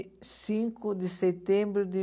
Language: Portuguese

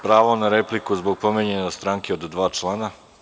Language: Serbian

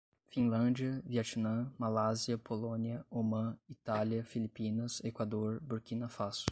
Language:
Portuguese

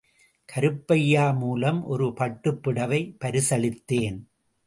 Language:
Tamil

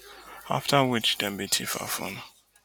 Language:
Nigerian Pidgin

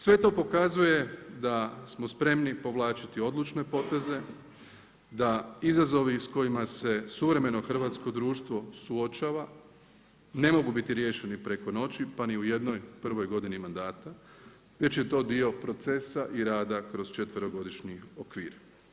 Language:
Croatian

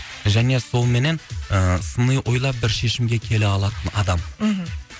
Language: Kazakh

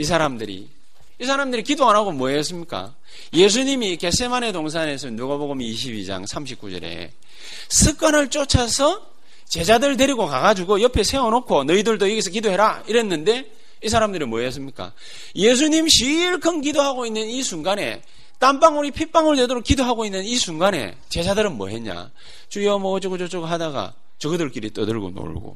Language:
Korean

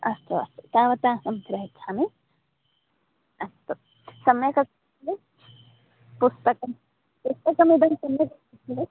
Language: Sanskrit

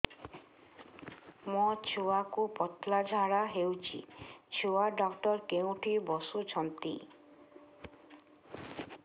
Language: Odia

